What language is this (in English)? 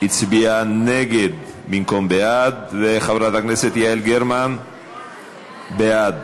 Hebrew